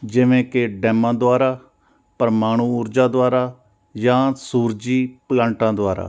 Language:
Punjabi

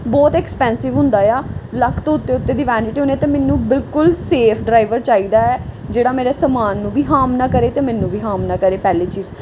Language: Punjabi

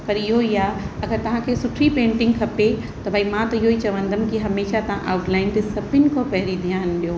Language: Sindhi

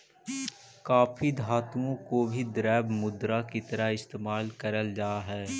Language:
Magahi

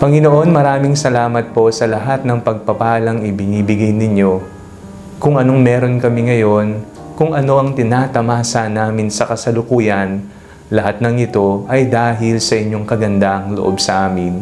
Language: Filipino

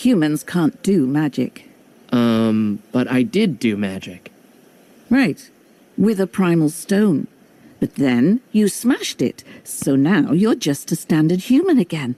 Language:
English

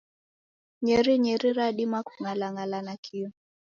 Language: Taita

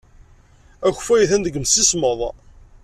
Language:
Kabyle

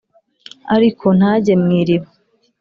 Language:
Kinyarwanda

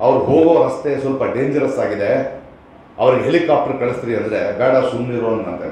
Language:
Kannada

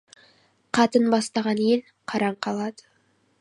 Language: Kazakh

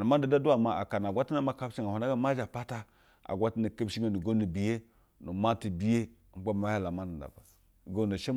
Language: Basa (Nigeria)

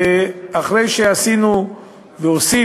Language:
Hebrew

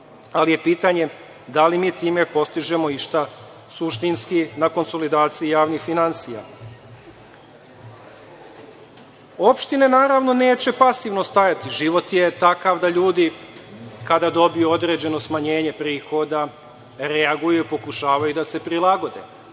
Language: Serbian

